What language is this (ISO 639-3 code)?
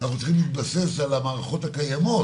heb